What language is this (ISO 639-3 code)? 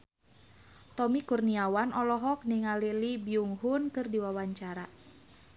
sun